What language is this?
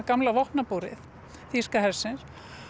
Icelandic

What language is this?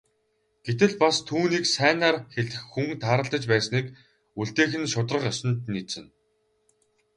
Mongolian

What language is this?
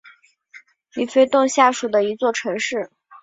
Chinese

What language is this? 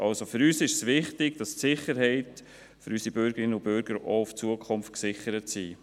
Swiss German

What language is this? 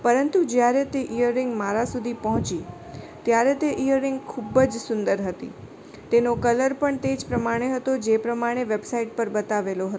Gujarati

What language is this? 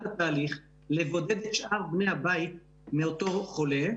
Hebrew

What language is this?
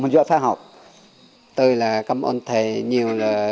Vietnamese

